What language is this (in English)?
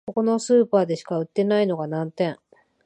Japanese